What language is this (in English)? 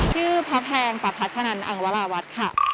Thai